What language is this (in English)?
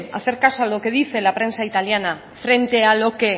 Spanish